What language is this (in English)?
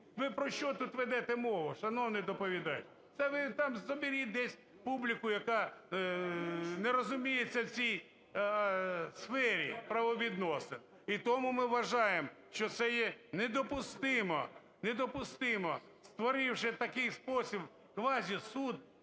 Ukrainian